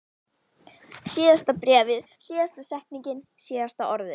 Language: Icelandic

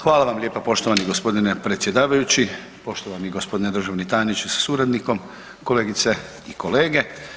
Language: Croatian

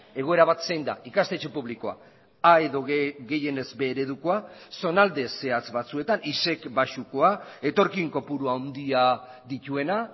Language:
Basque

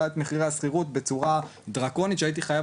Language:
Hebrew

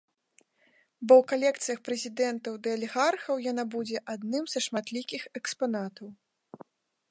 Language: Belarusian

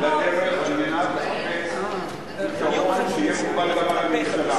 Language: Hebrew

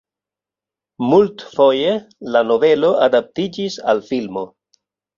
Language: Esperanto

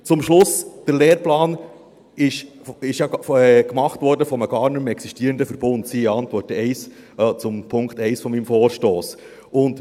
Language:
Swiss German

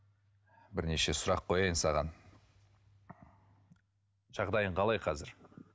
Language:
Kazakh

